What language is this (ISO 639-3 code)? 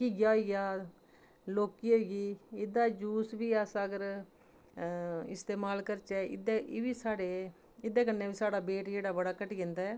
doi